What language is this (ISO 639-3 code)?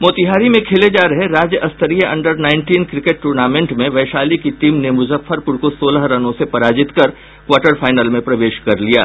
hin